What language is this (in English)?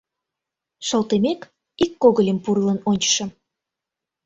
Mari